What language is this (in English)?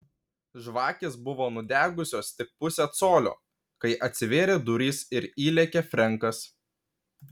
Lithuanian